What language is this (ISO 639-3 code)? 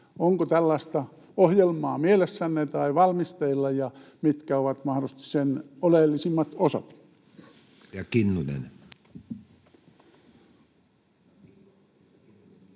fin